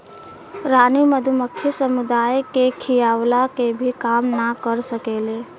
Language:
Bhojpuri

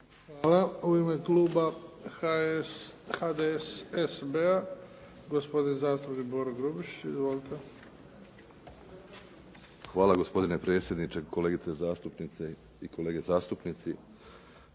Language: Croatian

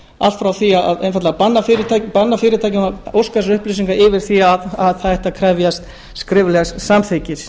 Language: Icelandic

